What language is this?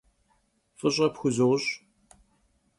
Kabardian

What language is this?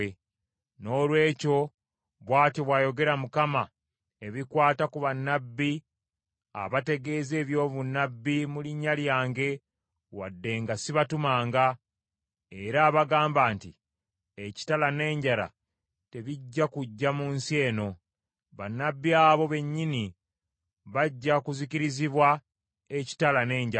Ganda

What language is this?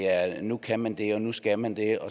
Danish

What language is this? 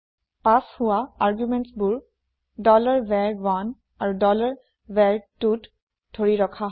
Assamese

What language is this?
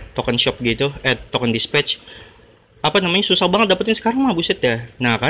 Indonesian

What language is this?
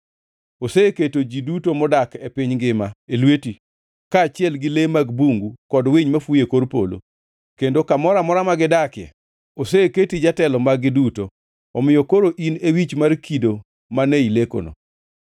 Luo (Kenya and Tanzania)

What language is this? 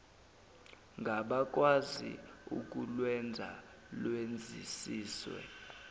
Zulu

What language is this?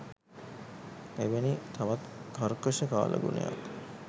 Sinhala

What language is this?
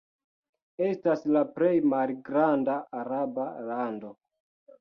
Esperanto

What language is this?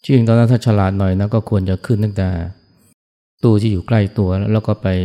Thai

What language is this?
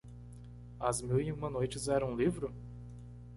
Portuguese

